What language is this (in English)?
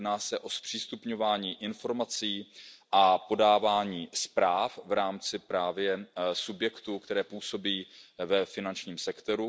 Czech